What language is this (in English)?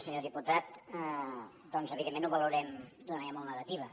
Catalan